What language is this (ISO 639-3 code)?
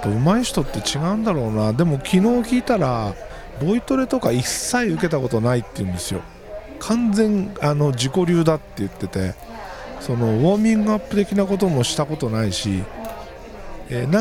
jpn